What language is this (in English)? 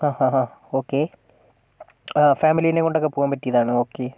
Malayalam